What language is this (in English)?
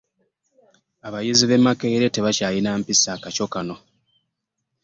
Ganda